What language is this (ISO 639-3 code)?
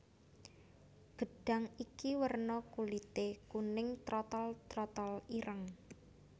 jav